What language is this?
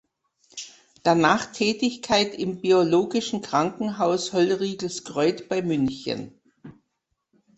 German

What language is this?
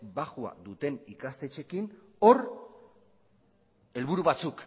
Basque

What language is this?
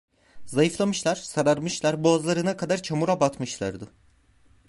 Turkish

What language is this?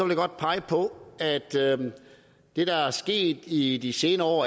Danish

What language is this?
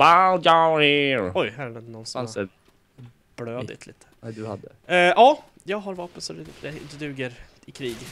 Swedish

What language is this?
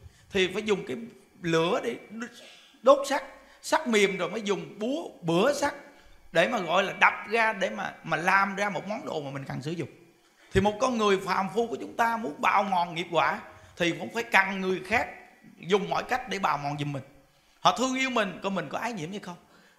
Vietnamese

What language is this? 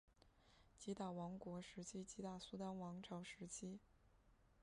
Chinese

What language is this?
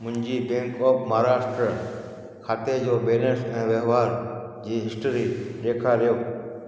Sindhi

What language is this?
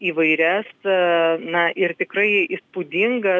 Lithuanian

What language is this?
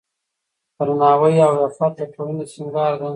Pashto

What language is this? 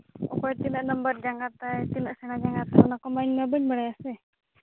Santali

